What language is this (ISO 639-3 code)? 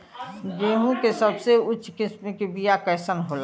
bho